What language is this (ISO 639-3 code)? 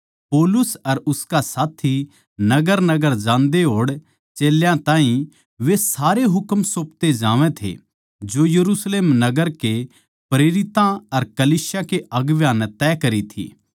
bgc